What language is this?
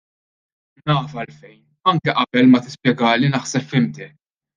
Maltese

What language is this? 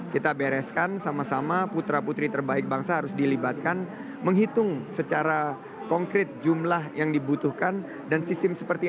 Indonesian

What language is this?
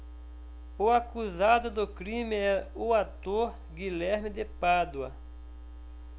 Portuguese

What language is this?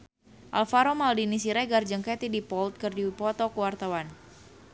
Sundanese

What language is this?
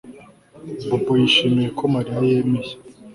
Kinyarwanda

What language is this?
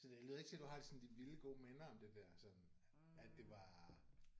Danish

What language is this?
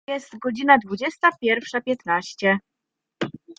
Polish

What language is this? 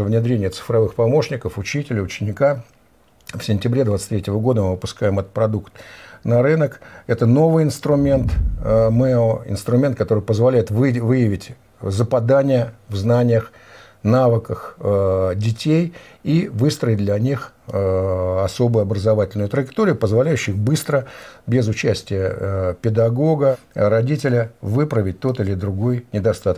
Russian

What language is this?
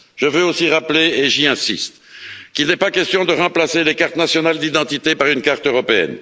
French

